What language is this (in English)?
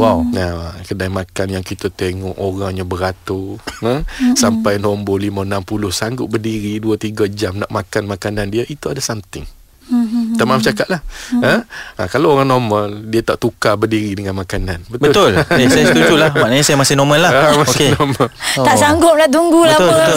Malay